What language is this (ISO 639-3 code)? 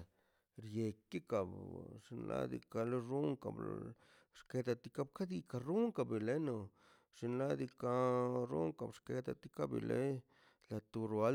zpy